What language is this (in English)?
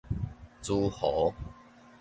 Min Nan Chinese